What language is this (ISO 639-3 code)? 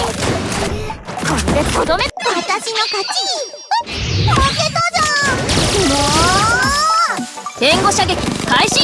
jpn